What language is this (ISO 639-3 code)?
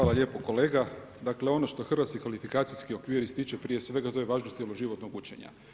hrv